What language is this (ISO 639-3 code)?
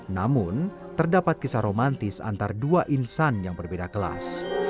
ind